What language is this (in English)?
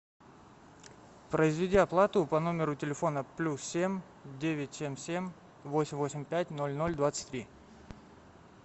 Russian